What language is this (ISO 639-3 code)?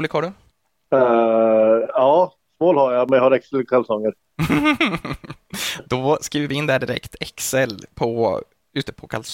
swe